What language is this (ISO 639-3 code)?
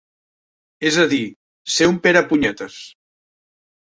cat